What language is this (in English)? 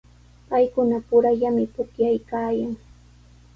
Sihuas Ancash Quechua